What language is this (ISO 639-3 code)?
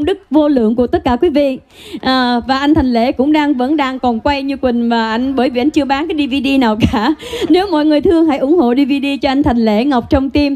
vie